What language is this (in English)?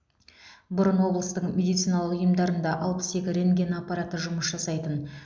Kazakh